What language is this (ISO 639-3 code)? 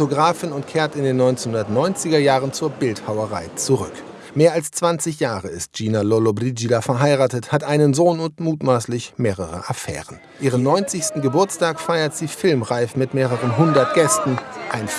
deu